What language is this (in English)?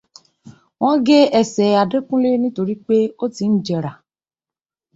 Yoruba